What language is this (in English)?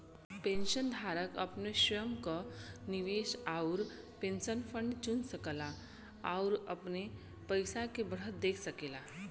Bhojpuri